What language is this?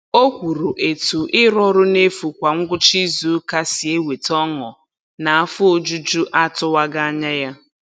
Igbo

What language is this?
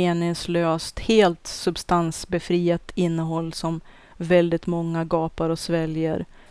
Swedish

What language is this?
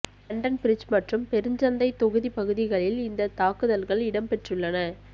Tamil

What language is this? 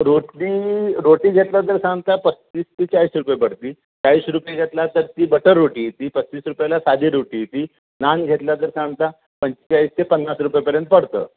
Marathi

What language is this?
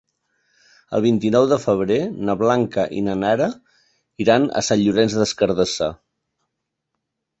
Catalan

